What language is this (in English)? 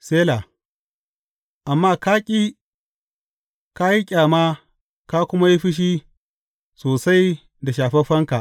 Hausa